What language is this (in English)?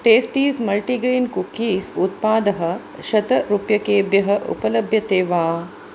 Sanskrit